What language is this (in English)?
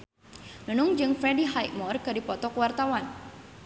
Sundanese